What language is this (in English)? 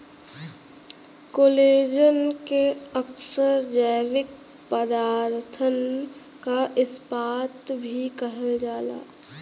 Bhojpuri